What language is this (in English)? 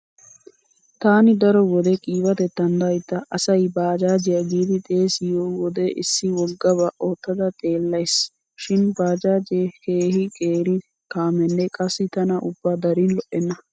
Wolaytta